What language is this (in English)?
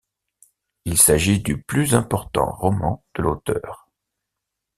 French